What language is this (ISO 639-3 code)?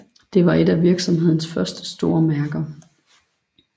dan